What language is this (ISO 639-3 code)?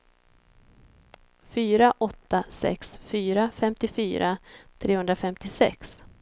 swe